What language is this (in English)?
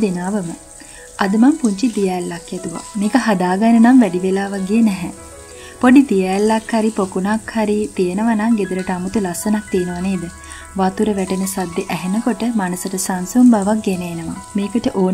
Thai